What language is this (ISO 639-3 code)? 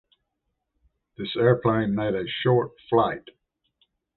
eng